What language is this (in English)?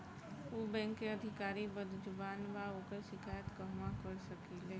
Bhojpuri